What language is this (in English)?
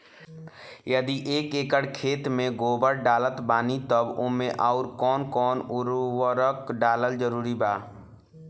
Bhojpuri